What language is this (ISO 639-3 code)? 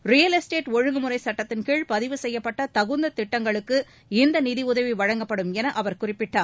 tam